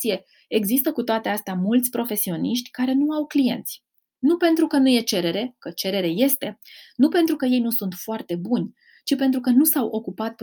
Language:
Romanian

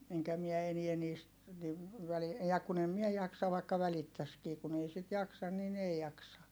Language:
Finnish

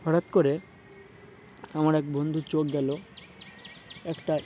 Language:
Bangla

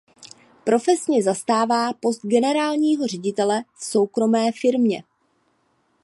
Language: Czech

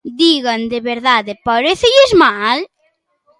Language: Galician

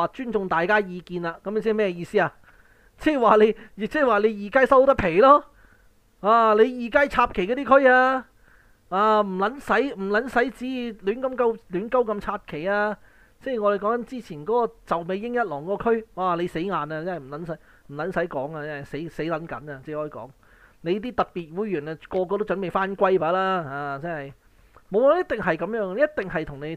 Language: Chinese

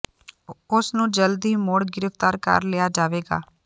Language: Punjabi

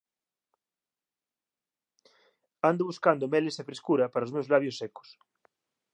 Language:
Galician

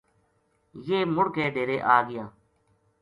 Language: Gujari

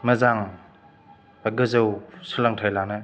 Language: Bodo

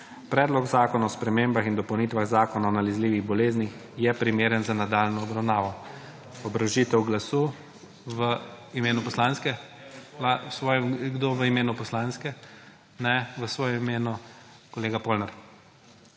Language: Slovenian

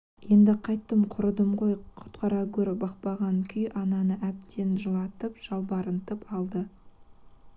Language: Kazakh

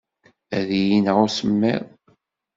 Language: Kabyle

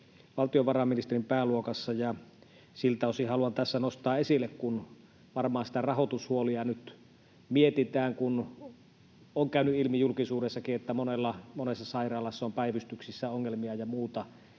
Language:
Finnish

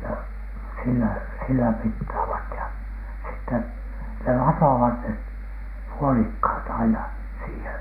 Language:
Finnish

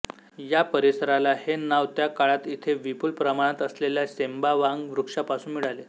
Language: Marathi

